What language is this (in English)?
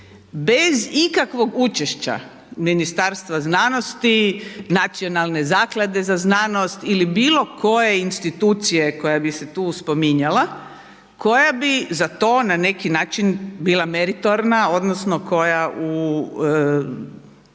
Croatian